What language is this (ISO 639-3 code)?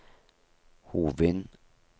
nor